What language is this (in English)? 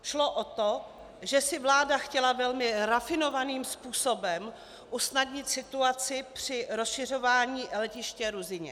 Czech